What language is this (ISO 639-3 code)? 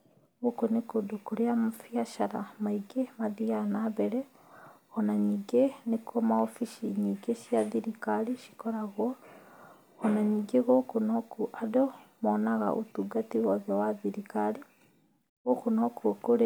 kik